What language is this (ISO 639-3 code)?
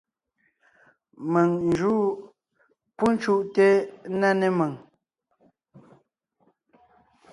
nnh